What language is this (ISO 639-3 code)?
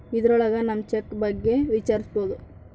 kan